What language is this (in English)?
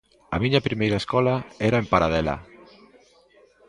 Galician